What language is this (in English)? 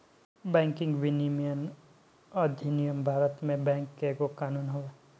Bhojpuri